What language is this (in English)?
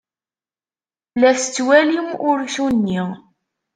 Kabyle